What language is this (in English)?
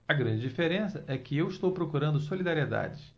Portuguese